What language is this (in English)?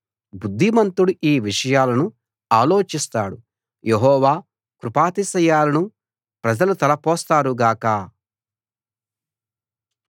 Telugu